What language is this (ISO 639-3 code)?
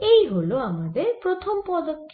ben